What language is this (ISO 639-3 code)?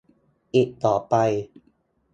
tha